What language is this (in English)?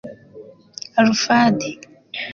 Kinyarwanda